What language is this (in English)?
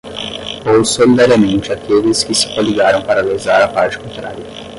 Portuguese